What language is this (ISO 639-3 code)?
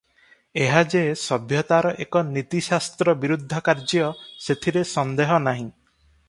ori